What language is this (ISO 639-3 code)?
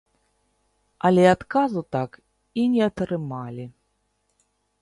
bel